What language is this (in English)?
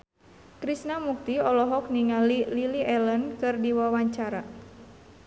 Sundanese